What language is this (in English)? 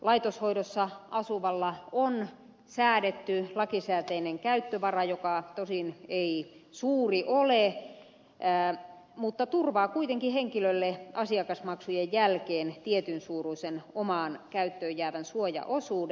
Finnish